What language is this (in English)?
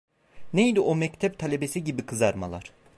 Turkish